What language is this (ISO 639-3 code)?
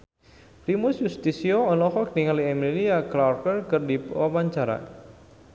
sun